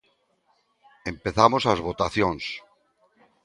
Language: Galician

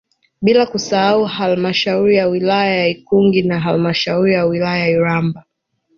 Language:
Swahili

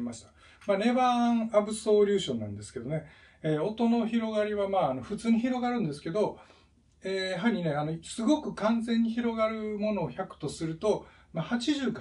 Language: Japanese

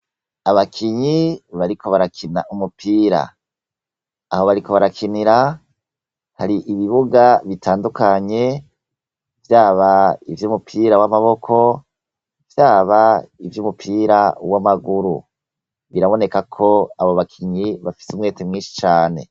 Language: Rundi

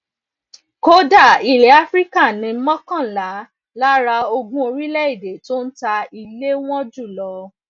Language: Yoruba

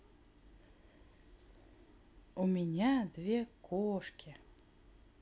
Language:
Russian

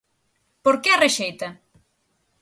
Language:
Galician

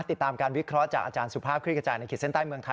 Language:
Thai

